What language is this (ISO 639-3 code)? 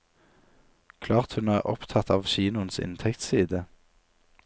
nor